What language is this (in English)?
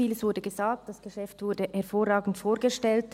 Swiss German